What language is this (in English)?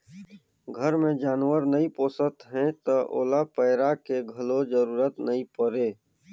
Chhattisgarhi